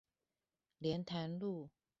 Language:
Chinese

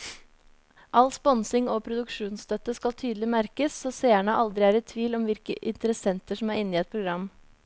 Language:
Norwegian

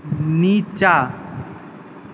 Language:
Maithili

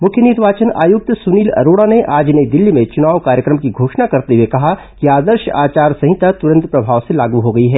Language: Hindi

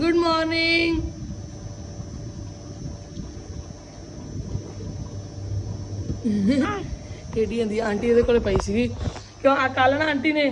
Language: Punjabi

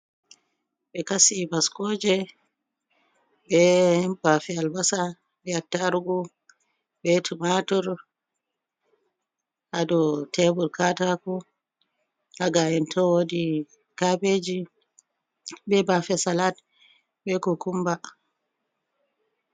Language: Fula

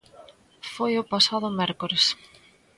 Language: Galician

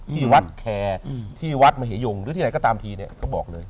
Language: Thai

